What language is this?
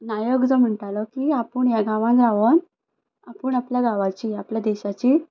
Konkani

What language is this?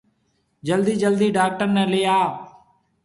Marwari (Pakistan)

